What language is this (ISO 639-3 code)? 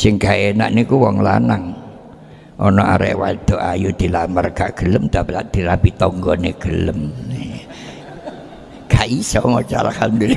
ind